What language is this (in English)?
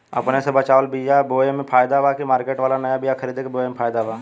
Bhojpuri